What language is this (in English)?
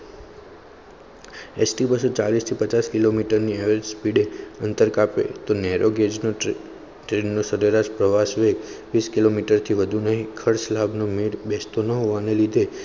Gujarati